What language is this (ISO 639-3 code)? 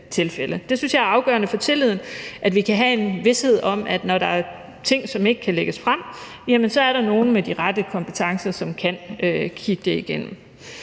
dan